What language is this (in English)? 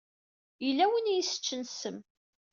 Kabyle